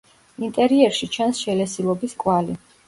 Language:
Georgian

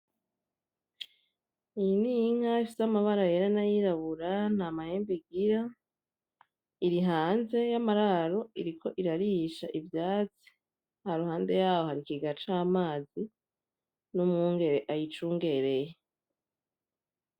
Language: Rundi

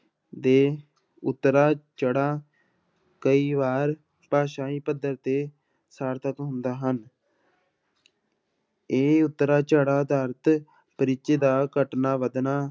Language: Punjabi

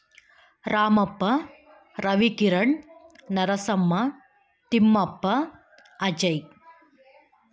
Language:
Kannada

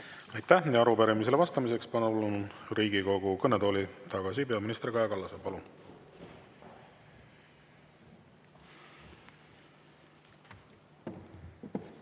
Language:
Estonian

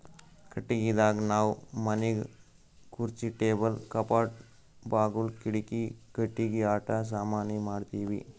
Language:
Kannada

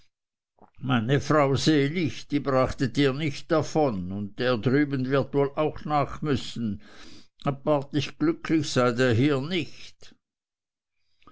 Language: German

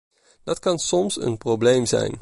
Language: Dutch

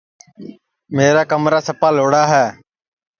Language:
Sansi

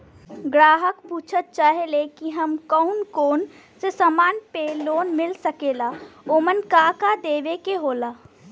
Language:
Bhojpuri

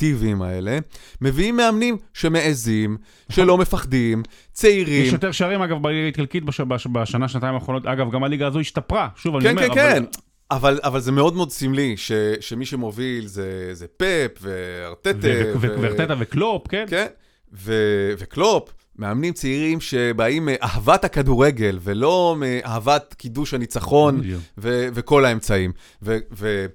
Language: Hebrew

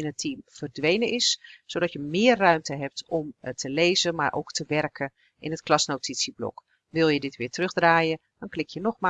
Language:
Dutch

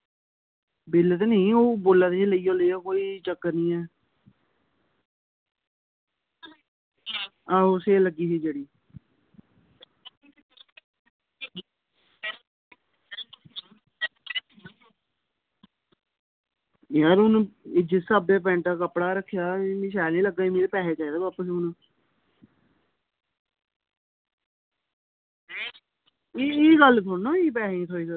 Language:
Dogri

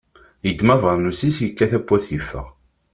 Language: Kabyle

